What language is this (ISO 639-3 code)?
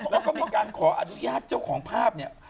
tha